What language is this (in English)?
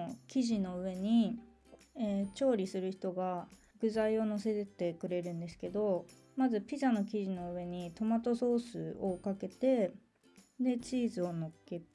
Japanese